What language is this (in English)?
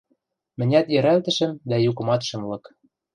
Western Mari